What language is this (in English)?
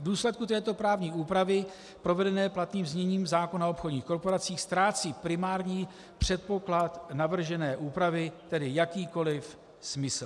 Czech